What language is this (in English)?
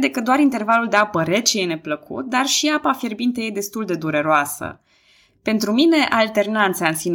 Romanian